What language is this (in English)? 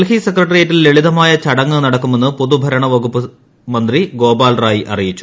Malayalam